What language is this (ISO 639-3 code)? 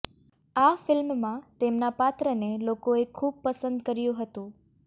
guj